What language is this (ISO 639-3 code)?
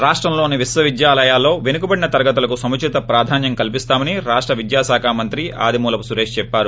tel